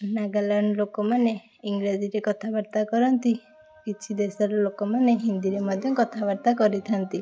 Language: Odia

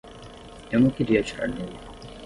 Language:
Portuguese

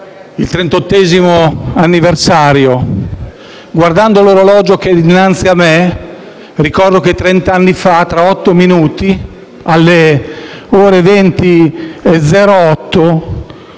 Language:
Italian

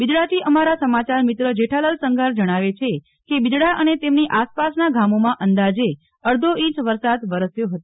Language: Gujarati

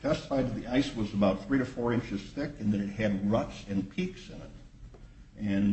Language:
English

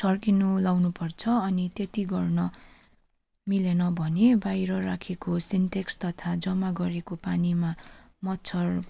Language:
Nepali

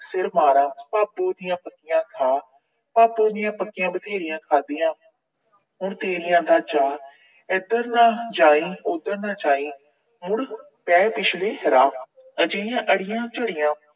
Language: Punjabi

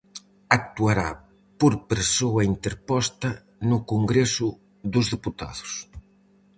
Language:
Galician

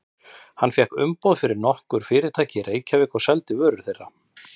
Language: Icelandic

